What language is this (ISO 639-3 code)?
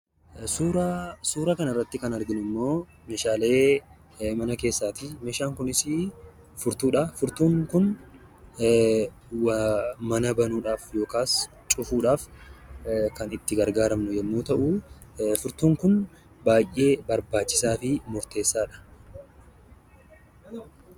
orm